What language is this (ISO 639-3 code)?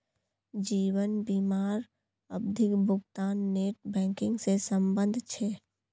mag